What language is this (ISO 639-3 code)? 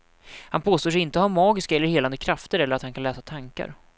swe